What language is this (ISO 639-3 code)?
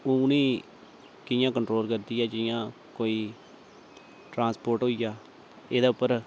doi